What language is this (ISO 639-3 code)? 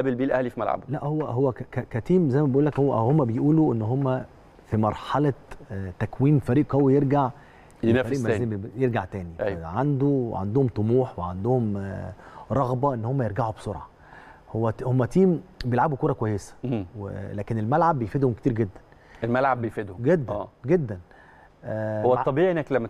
ara